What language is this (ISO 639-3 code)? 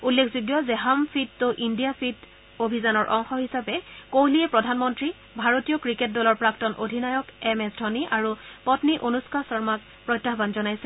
asm